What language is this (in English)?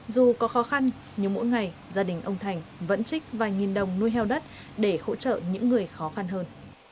Vietnamese